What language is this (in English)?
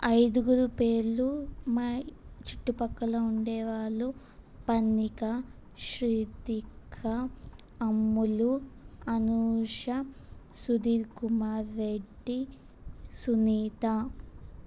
Telugu